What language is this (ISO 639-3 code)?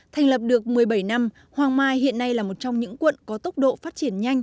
vie